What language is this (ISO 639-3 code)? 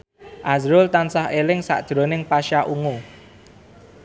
jav